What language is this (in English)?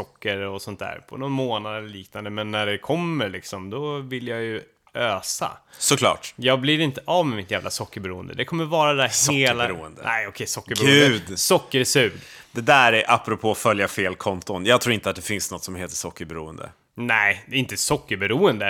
Swedish